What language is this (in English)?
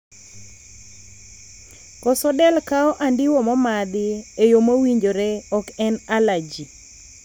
Luo (Kenya and Tanzania)